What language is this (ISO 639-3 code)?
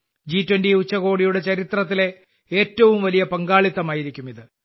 mal